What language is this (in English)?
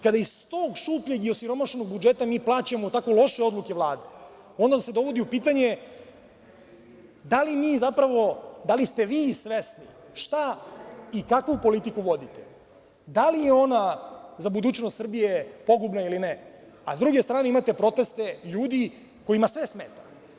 Serbian